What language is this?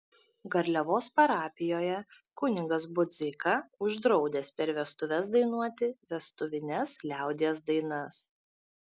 Lithuanian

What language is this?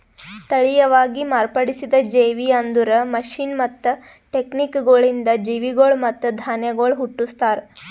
Kannada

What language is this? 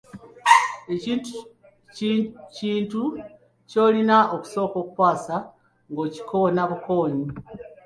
Ganda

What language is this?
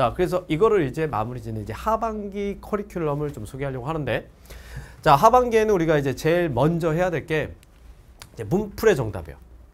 Korean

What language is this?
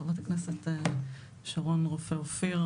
Hebrew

